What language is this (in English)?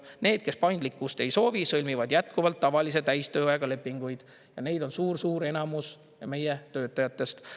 Estonian